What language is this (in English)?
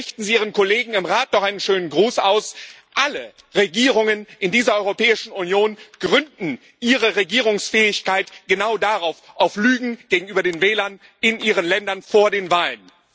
German